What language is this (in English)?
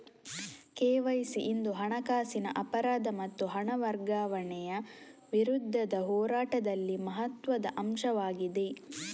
Kannada